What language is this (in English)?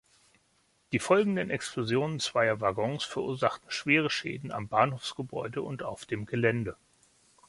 German